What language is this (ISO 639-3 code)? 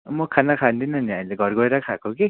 nep